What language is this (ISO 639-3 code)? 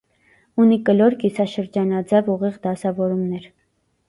hye